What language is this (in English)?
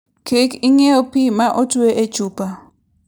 Luo (Kenya and Tanzania)